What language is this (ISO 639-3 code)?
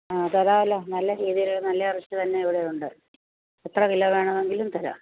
mal